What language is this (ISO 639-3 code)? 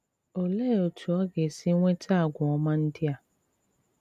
ibo